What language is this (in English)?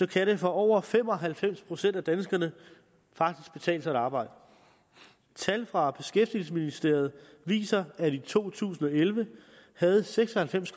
Danish